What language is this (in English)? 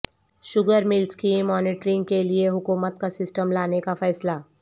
Urdu